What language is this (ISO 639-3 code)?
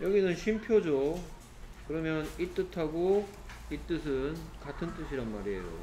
kor